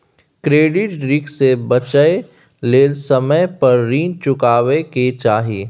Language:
Maithili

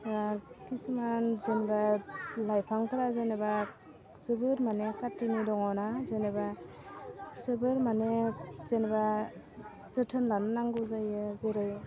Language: Bodo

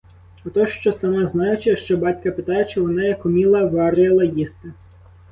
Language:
Ukrainian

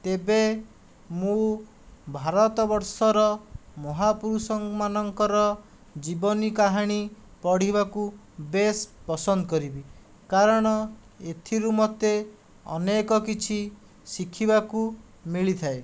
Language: Odia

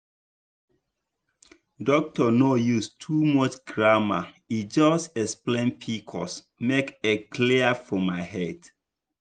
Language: Nigerian Pidgin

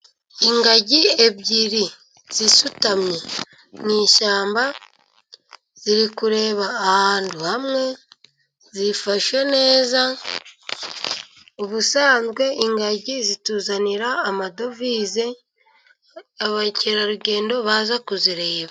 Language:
Kinyarwanda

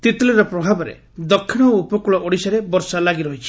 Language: Odia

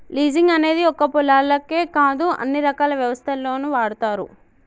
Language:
Telugu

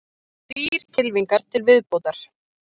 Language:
Icelandic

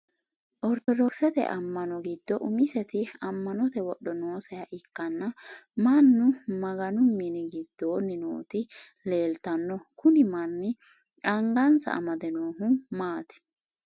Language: Sidamo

